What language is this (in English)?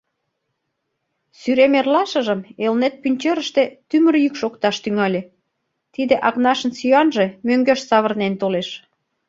Mari